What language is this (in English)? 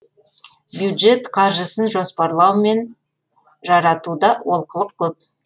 Kazakh